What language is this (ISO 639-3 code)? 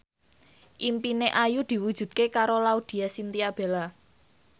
jav